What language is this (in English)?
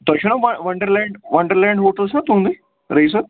Kashmiri